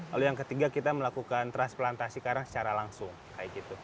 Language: Indonesian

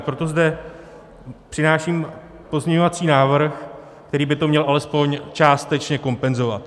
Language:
Czech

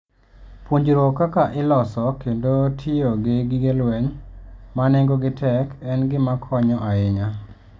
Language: Luo (Kenya and Tanzania)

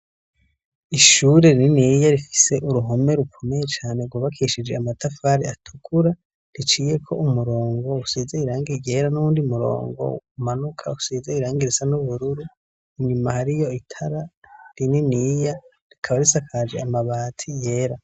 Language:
Rundi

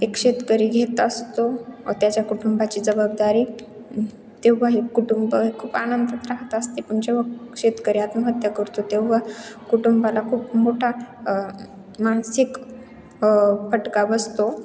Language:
Marathi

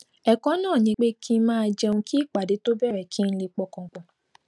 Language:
Yoruba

